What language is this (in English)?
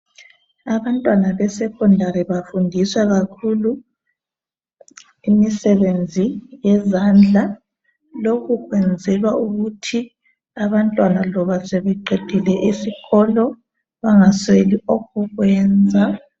North Ndebele